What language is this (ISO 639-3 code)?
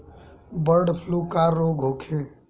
bho